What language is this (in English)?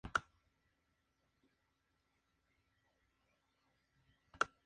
Spanish